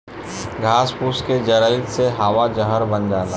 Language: Bhojpuri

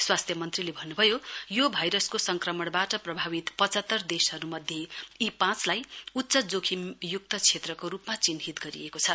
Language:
Nepali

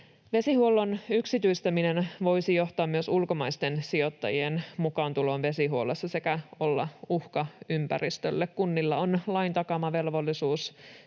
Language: Finnish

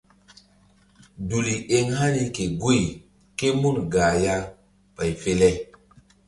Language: Mbum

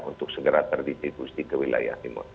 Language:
Indonesian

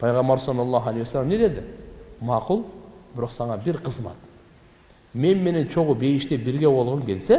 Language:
Turkish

